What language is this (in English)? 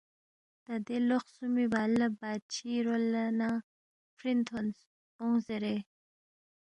Balti